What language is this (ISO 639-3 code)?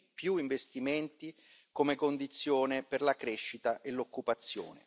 ita